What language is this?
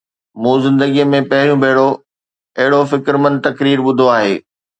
Sindhi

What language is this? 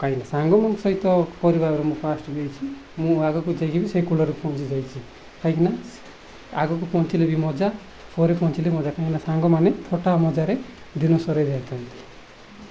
Odia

